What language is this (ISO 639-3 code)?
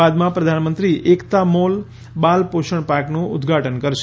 guj